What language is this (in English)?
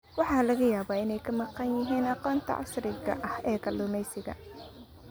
Somali